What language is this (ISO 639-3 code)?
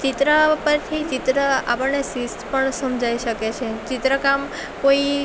guj